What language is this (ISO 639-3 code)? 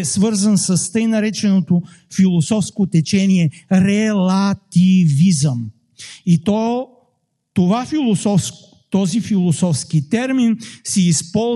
bul